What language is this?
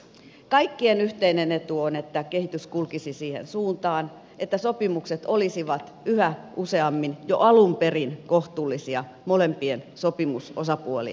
Finnish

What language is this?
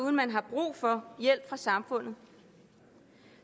Danish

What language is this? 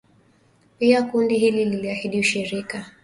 Swahili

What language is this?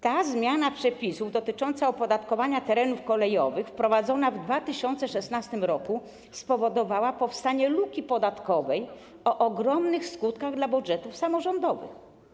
Polish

